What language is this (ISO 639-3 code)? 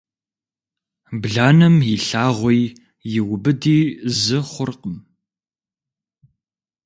kbd